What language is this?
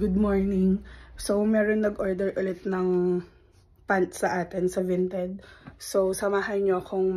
Filipino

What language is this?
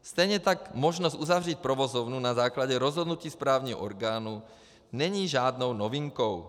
Czech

